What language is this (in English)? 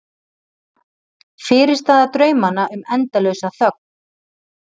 Icelandic